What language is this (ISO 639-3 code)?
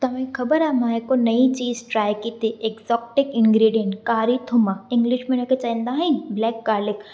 snd